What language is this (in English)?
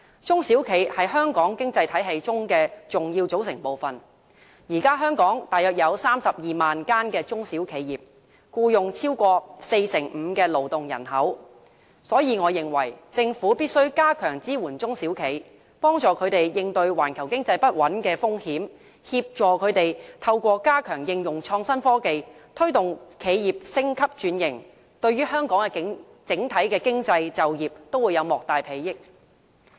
Cantonese